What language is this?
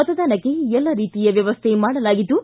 Kannada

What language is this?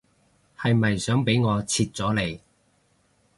Cantonese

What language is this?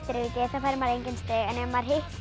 Icelandic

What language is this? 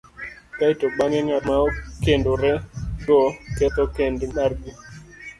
Luo (Kenya and Tanzania)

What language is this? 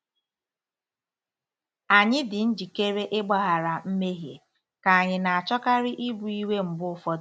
Igbo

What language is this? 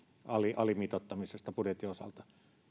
Finnish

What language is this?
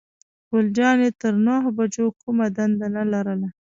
Pashto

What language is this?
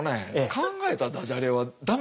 Japanese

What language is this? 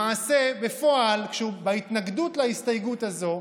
Hebrew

